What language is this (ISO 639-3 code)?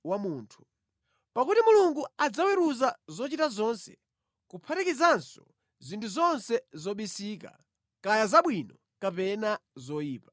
nya